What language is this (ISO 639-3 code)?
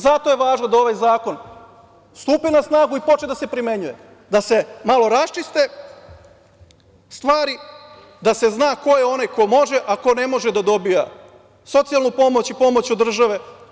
srp